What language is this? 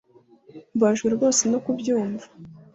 Kinyarwanda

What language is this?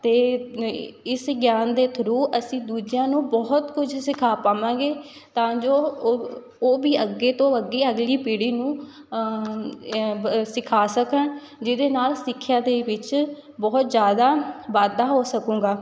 Punjabi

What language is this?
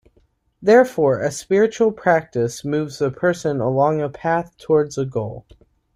English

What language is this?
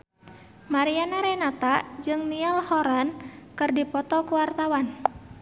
Sundanese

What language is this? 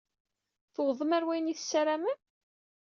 Kabyle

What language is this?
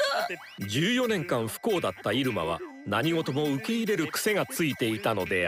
Japanese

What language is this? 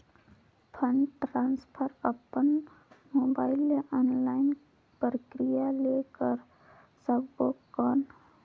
Chhattisgarhi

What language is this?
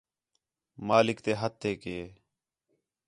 Khetrani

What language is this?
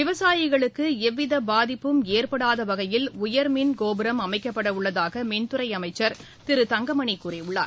Tamil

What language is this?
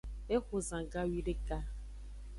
Aja (Benin)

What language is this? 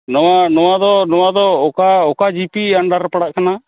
Santali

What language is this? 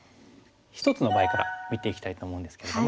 Japanese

